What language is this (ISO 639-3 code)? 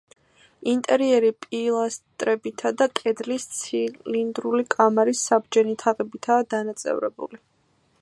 kat